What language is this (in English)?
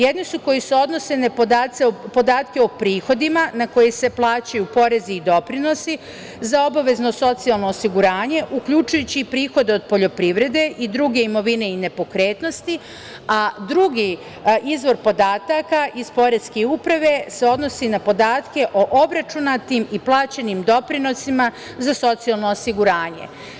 Serbian